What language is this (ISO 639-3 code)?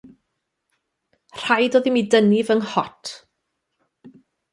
cym